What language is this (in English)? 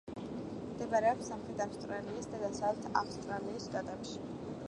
Georgian